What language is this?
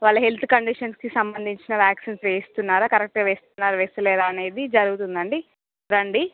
Telugu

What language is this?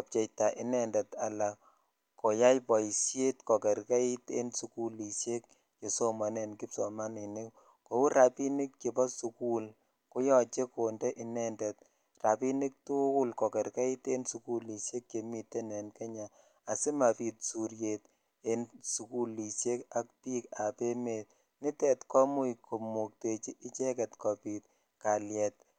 Kalenjin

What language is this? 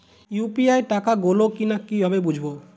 Bangla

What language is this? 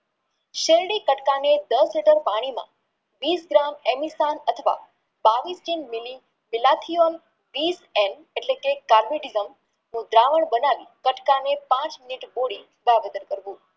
Gujarati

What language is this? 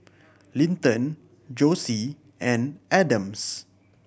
English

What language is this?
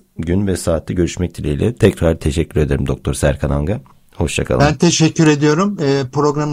Turkish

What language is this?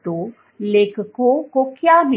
Hindi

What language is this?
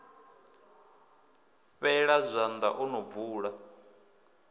Venda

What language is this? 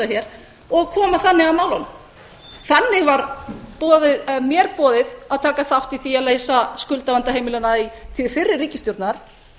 Icelandic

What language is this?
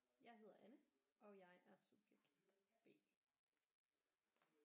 Danish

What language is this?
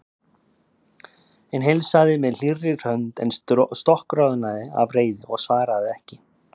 Icelandic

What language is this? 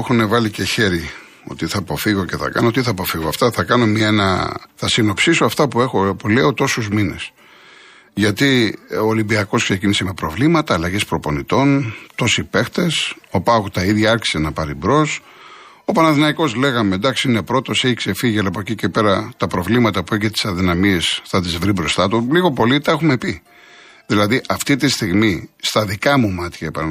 Greek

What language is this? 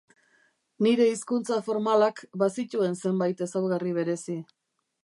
Basque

